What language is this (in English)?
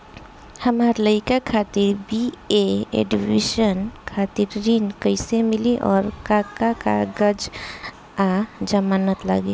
Bhojpuri